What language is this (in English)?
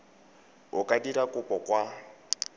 Tswana